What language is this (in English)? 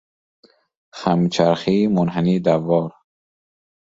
Persian